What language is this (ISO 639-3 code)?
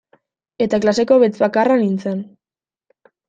eus